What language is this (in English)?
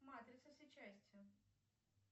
Russian